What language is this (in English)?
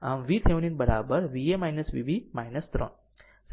Gujarati